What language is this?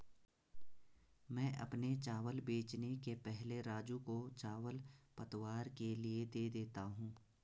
Hindi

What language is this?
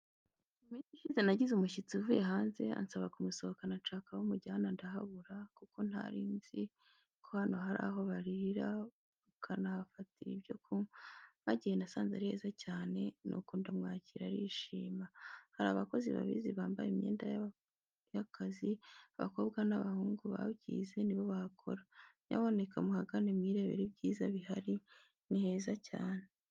Kinyarwanda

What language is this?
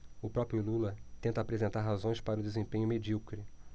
Portuguese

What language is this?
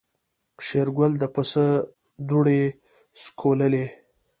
Pashto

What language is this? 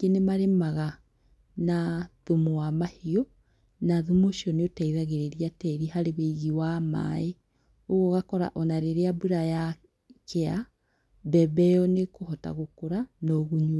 Kikuyu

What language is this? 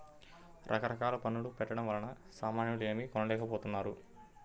Telugu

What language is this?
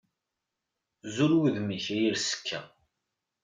Kabyle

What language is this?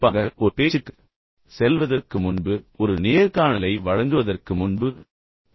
Tamil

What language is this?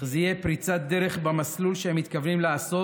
Hebrew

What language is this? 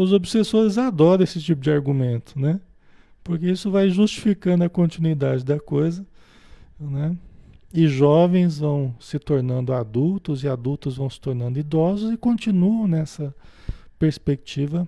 Portuguese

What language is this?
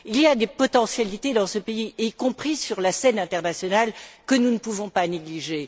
French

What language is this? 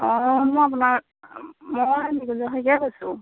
Assamese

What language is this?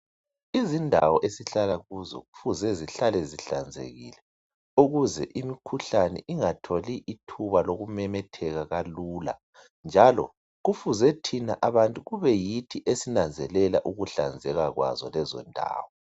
North Ndebele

